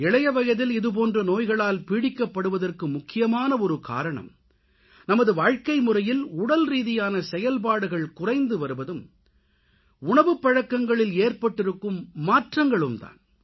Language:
Tamil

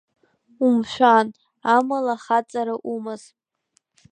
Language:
Abkhazian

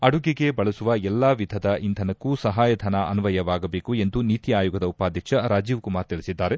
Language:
Kannada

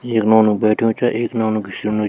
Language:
Garhwali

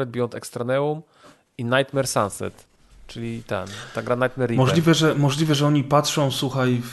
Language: Polish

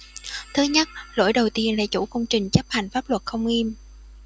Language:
Vietnamese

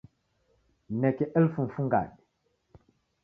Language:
Taita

